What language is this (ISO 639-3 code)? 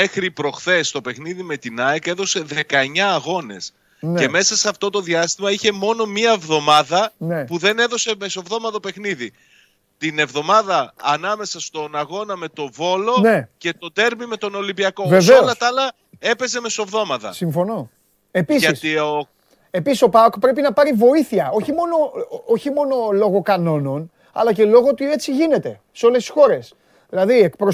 ell